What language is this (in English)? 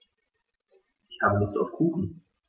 German